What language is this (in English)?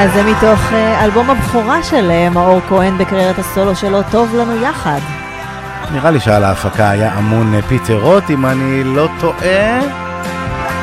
Hebrew